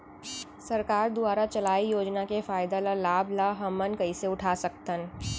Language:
Chhattisgarhi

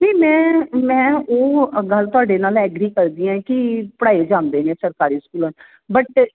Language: Punjabi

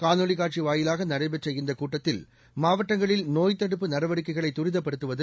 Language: Tamil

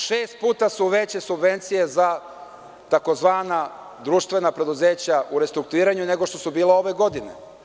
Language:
Serbian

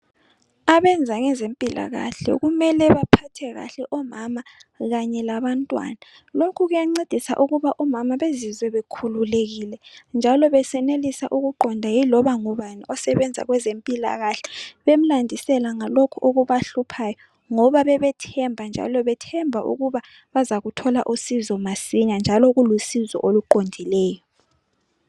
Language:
North Ndebele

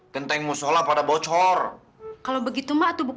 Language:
Indonesian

